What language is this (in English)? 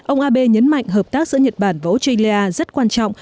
Vietnamese